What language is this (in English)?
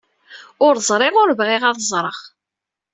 Kabyle